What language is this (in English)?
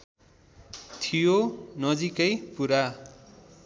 Nepali